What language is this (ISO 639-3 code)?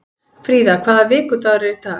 isl